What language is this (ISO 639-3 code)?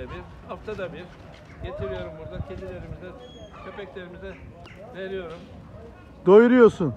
tur